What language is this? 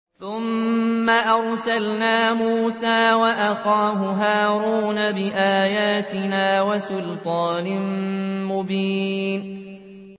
Arabic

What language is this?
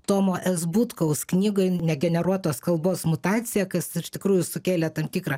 Lithuanian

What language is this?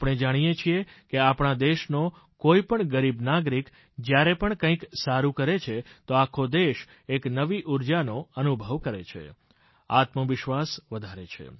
Gujarati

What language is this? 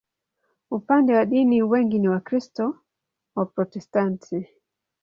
Swahili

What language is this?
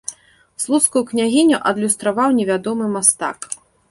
Belarusian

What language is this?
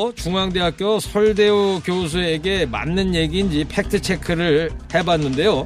Korean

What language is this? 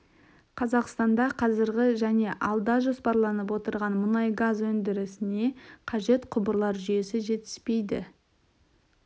Kazakh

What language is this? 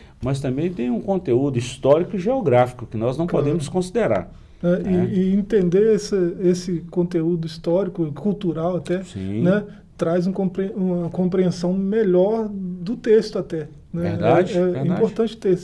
Portuguese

